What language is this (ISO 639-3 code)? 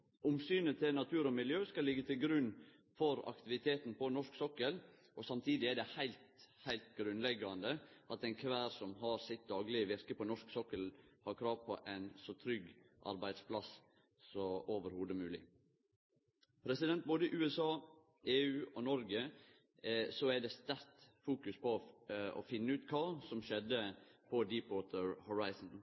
nno